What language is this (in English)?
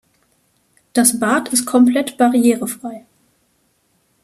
German